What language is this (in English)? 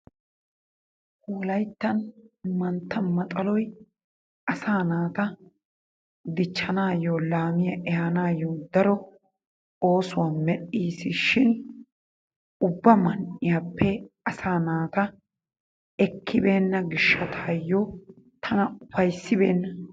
Wolaytta